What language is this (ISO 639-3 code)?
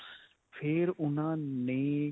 pan